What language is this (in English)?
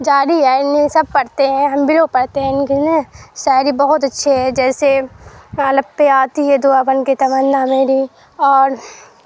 Urdu